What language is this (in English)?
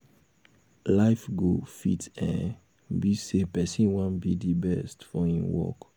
Nigerian Pidgin